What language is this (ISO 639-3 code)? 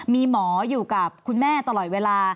tha